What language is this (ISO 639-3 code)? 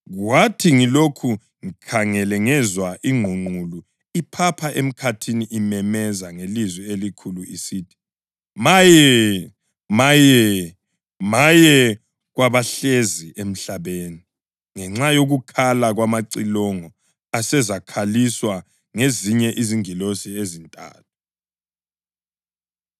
nde